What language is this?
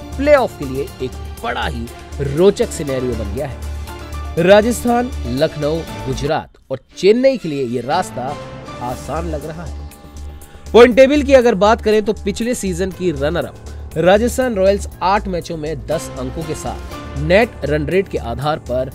Hindi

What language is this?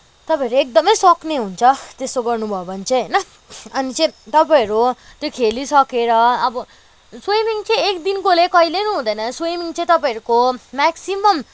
Nepali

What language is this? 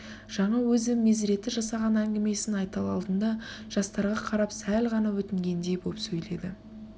Kazakh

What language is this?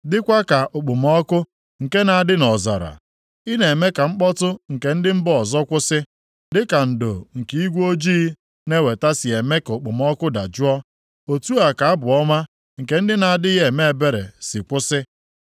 Igbo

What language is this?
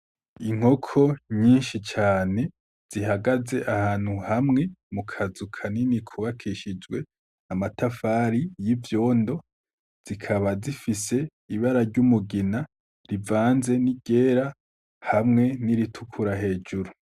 Rundi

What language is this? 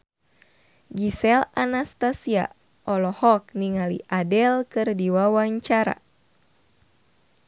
Sundanese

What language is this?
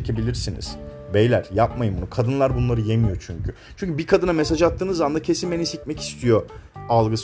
Turkish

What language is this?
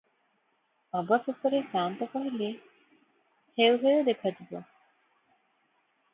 Odia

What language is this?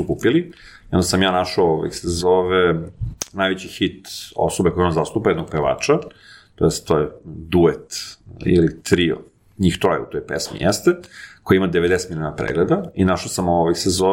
Croatian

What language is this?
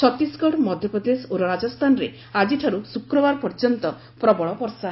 Odia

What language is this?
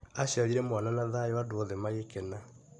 Kikuyu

